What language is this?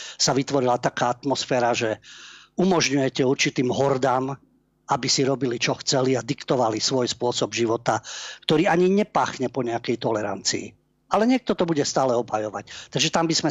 Slovak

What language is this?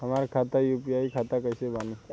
Bhojpuri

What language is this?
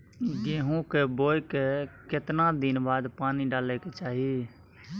Maithili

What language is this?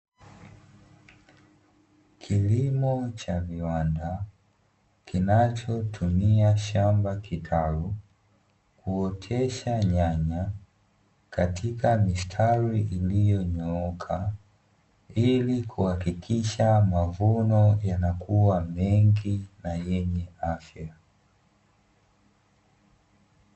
Swahili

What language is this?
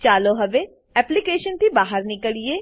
Gujarati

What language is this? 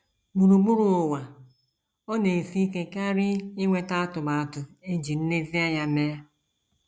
Igbo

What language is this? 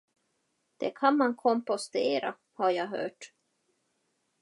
Swedish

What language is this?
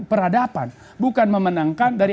Indonesian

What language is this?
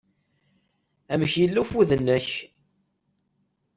Kabyle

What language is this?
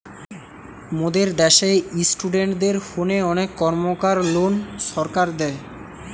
Bangla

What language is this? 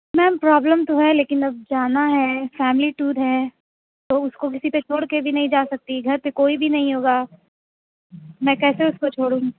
Urdu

